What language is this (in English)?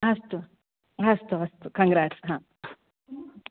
Sanskrit